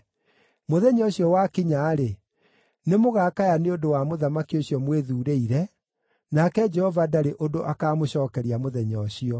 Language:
Kikuyu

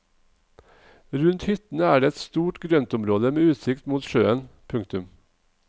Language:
Norwegian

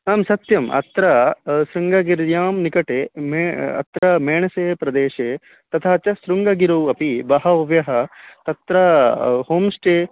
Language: Sanskrit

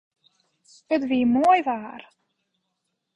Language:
Western Frisian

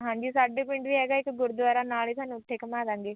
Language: Punjabi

